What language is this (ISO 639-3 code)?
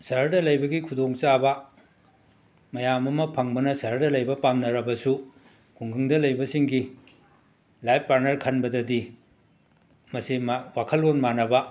mni